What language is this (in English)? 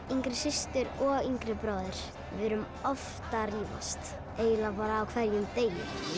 Icelandic